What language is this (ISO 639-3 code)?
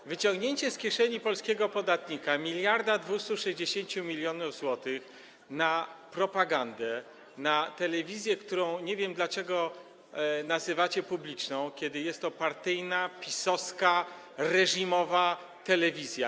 pol